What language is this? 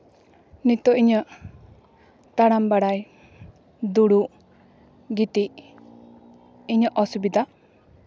Santali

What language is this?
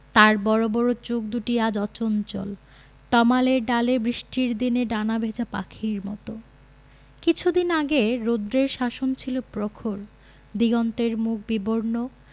Bangla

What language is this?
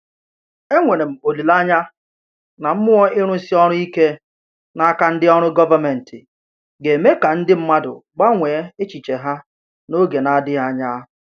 Igbo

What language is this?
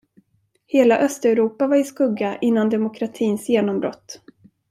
Swedish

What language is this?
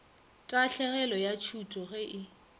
Northern Sotho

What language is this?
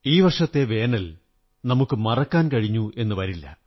Malayalam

